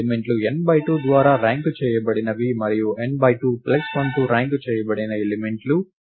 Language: Telugu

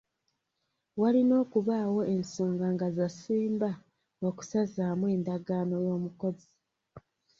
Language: Ganda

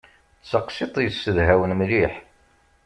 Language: Kabyle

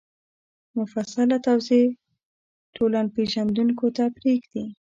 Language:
Pashto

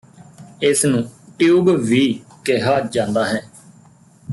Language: Punjabi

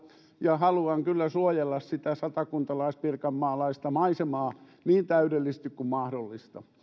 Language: Finnish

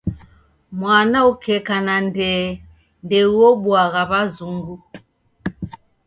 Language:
Taita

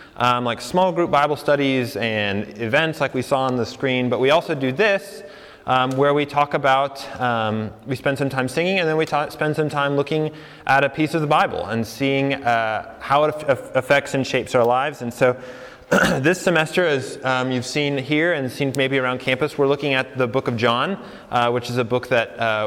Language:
English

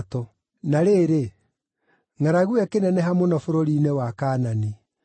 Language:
Kikuyu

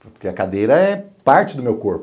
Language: Portuguese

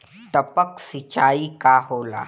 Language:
Bhojpuri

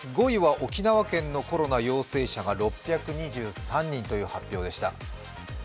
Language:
Japanese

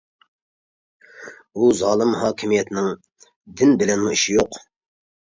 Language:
Uyghur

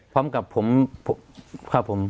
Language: Thai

